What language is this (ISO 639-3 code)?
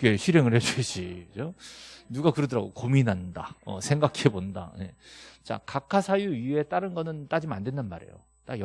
kor